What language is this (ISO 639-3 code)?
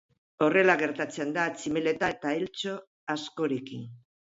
eus